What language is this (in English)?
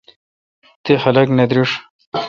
Kalkoti